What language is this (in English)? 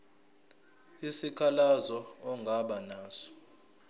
Zulu